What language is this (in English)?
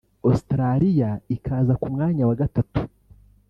Kinyarwanda